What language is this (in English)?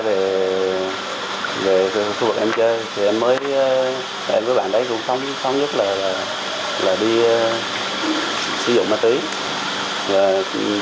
Vietnamese